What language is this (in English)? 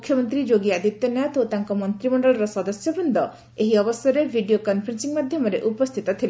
Odia